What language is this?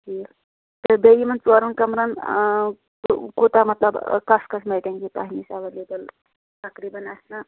Kashmiri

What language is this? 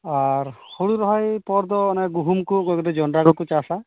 Santali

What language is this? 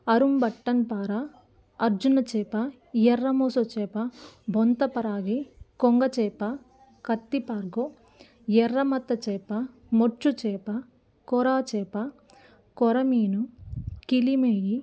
Telugu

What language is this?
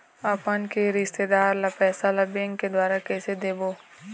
Chhattisgarhi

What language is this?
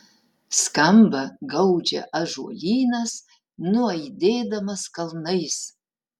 Lithuanian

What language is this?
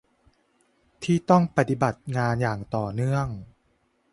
Thai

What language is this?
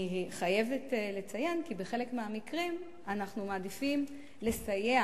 Hebrew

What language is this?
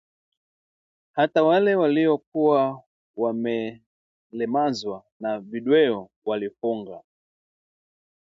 Swahili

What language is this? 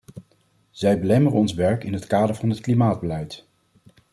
Dutch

